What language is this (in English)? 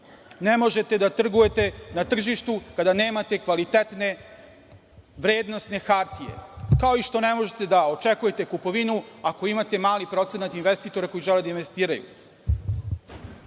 Serbian